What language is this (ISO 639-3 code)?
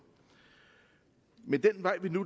dan